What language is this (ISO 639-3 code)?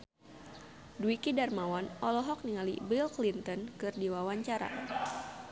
sun